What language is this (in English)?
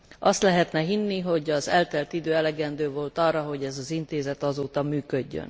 Hungarian